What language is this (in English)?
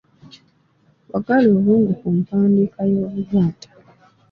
Ganda